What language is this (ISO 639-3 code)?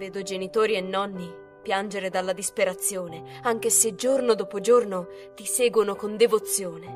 ita